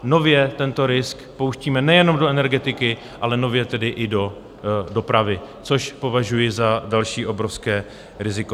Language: Czech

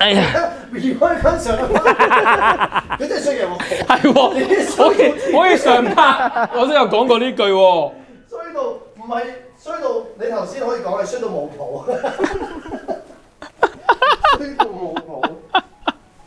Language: Chinese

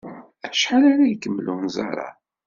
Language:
Kabyle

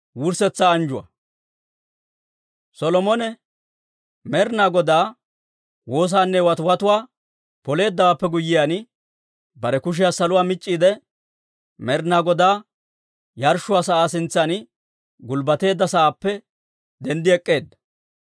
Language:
Dawro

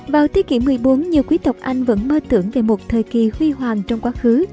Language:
Vietnamese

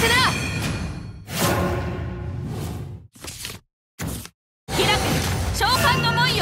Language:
Japanese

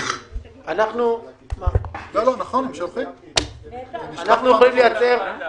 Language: Hebrew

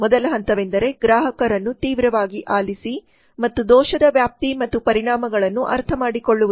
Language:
Kannada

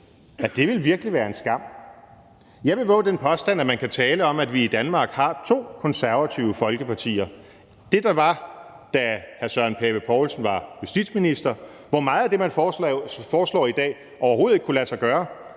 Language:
Danish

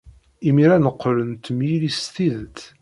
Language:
Kabyle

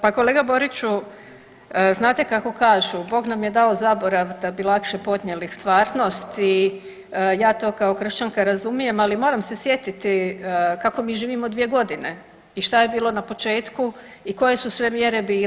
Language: Croatian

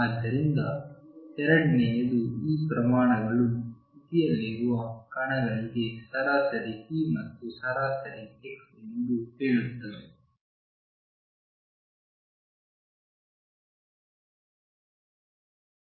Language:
Kannada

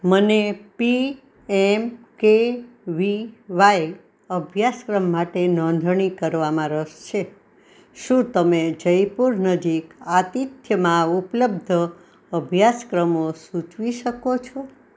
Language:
Gujarati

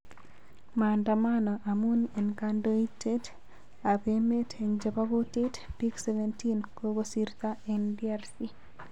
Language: Kalenjin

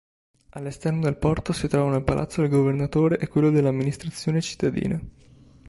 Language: Italian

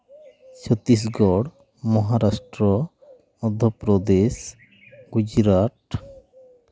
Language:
Santali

